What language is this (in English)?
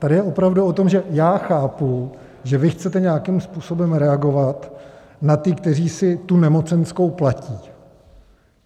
Czech